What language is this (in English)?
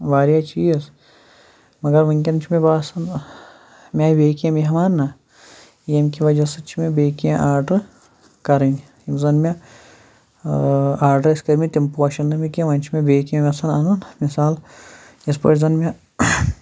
Kashmiri